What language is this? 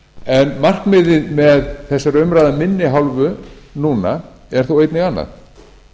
Icelandic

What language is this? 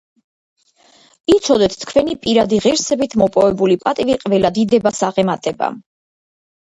Georgian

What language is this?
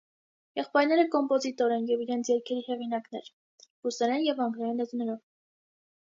Armenian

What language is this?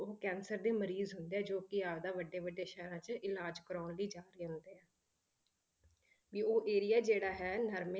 Punjabi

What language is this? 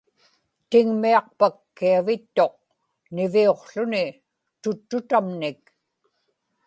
Inupiaq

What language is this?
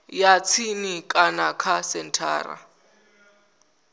Venda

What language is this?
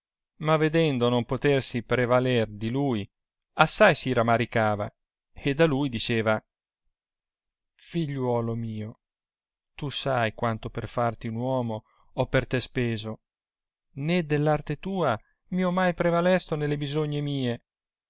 Italian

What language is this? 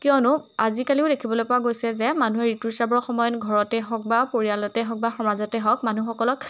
Assamese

